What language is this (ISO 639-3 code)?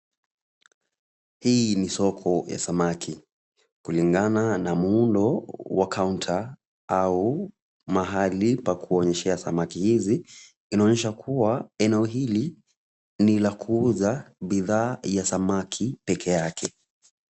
swa